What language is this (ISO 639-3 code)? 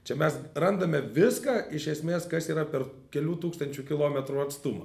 lit